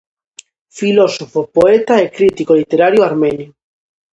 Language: Galician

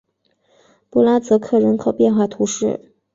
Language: Chinese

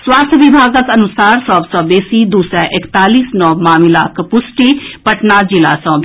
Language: Maithili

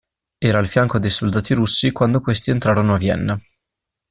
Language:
Italian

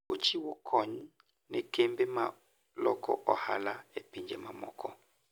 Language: Luo (Kenya and Tanzania)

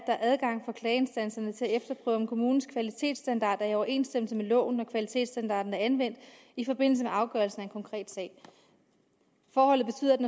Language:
Danish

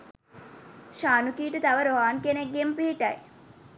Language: Sinhala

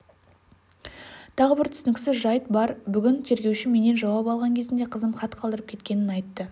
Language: Kazakh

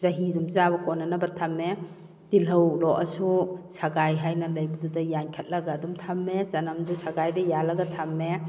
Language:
Manipuri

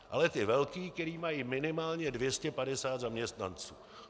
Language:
Czech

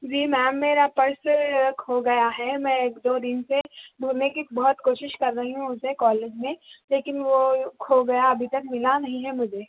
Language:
Urdu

